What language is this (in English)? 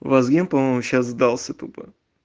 Russian